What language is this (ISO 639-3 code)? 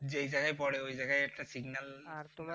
ben